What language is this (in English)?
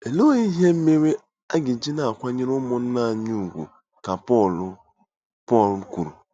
Igbo